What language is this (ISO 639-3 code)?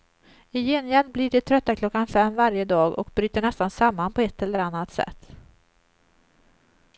swe